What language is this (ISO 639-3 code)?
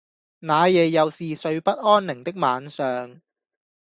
yue